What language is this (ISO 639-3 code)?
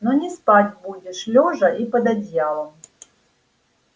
rus